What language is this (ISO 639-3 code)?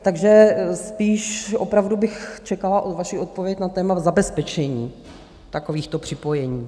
ces